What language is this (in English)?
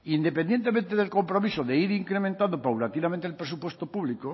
Spanish